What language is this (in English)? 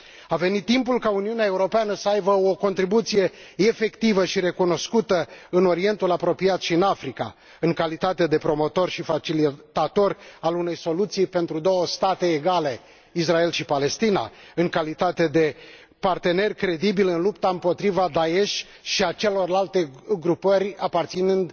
Romanian